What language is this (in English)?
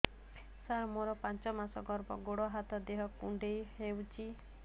Odia